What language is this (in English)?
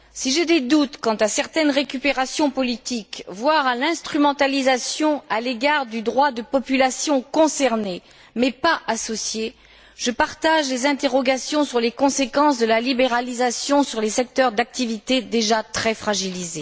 French